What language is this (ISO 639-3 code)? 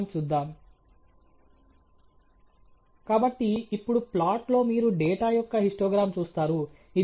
tel